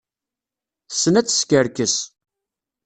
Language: Kabyle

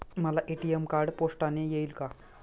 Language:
Marathi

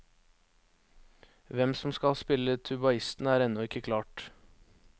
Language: Norwegian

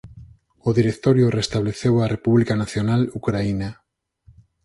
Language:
Galician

